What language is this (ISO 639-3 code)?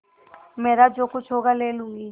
hin